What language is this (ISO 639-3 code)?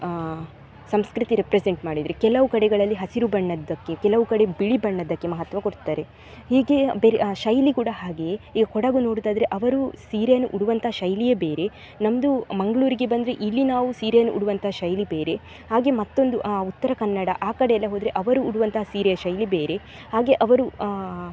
kan